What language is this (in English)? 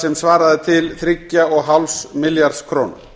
Icelandic